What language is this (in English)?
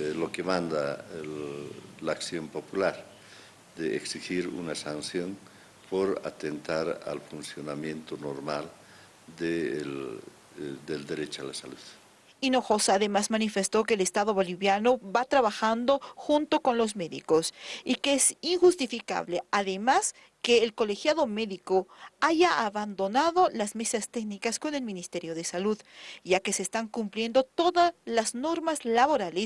Spanish